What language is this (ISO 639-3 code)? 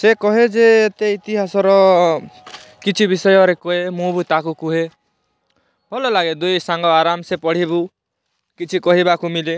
ori